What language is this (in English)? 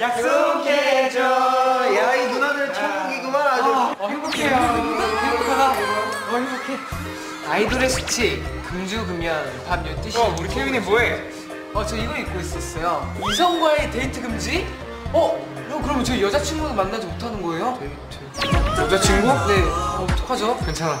Korean